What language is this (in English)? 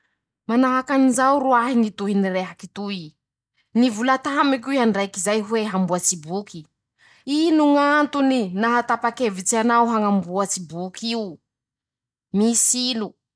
Masikoro Malagasy